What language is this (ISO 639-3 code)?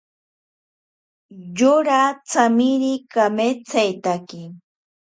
prq